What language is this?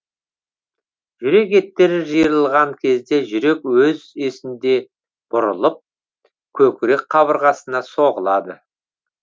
Kazakh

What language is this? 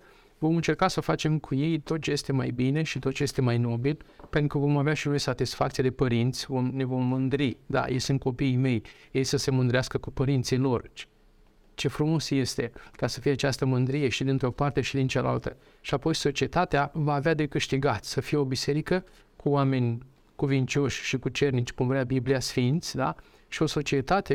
Romanian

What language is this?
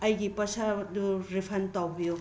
Manipuri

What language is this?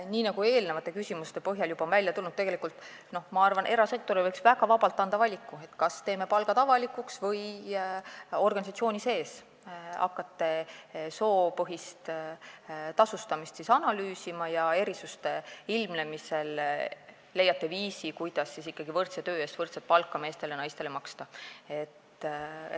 Estonian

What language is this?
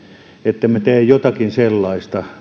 Finnish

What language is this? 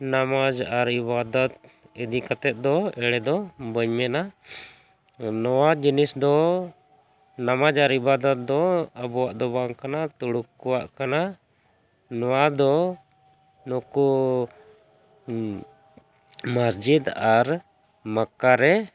Santali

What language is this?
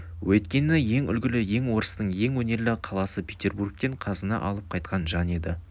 Kazakh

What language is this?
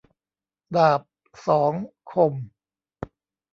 Thai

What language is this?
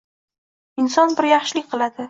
Uzbek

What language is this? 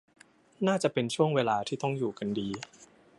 Thai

